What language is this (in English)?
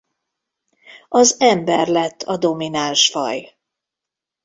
Hungarian